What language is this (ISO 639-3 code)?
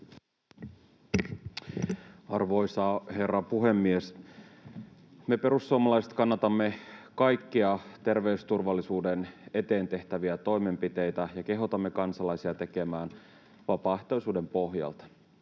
fin